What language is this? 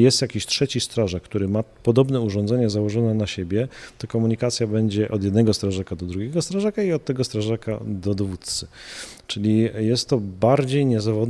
Polish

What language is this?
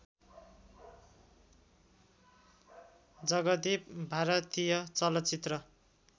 Nepali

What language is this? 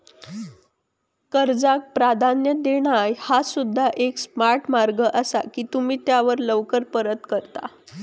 Marathi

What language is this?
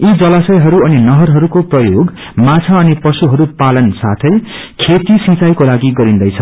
Nepali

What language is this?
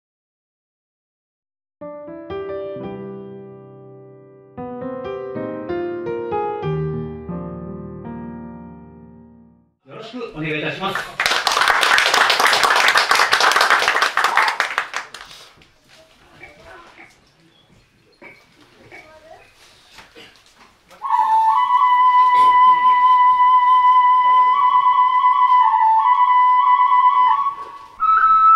Japanese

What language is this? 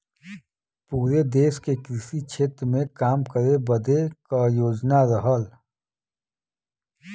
Bhojpuri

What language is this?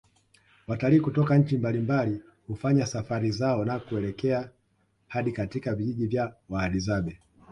Swahili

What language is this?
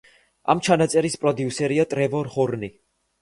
Georgian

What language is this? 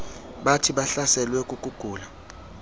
Xhosa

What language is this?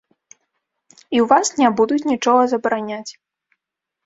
Belarusian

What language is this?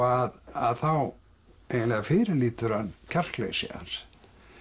Icelandic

